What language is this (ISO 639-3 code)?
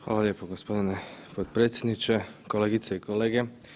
hrv